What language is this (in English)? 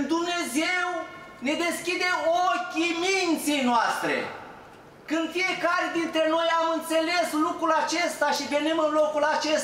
Romanian